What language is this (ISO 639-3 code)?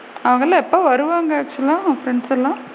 tam